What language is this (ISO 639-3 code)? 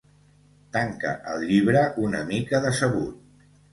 cat